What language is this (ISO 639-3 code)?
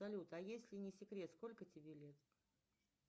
rus